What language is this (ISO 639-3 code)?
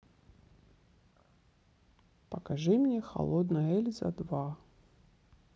rus